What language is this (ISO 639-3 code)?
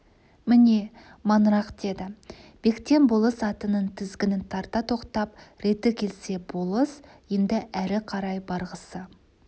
kaz